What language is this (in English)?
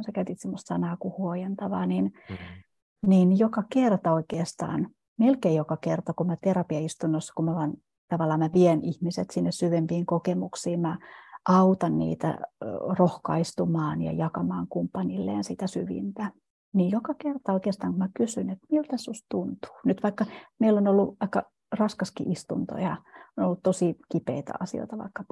Finnish